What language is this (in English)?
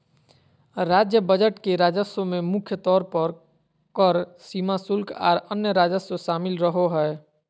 Magahi